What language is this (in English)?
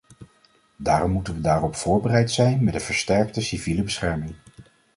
Dutch